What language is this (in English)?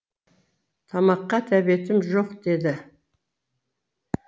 Kazakh